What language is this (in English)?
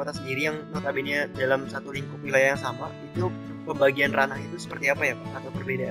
Indonesian